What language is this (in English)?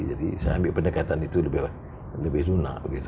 Indonesian